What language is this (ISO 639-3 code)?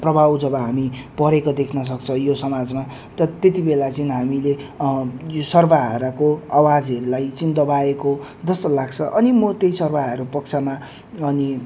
nep